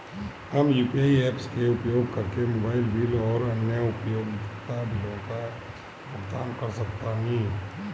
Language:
Bhojpuri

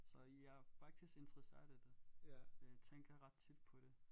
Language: Danish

